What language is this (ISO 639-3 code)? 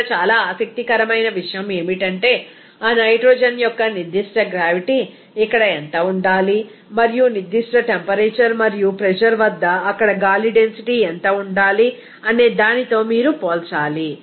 tel